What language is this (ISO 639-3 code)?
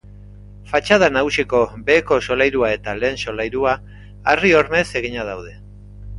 eus